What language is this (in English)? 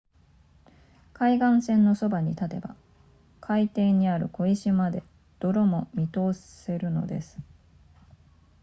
Japanese